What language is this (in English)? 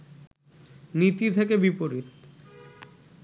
Bangla